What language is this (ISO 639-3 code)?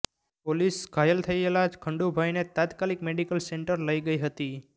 guj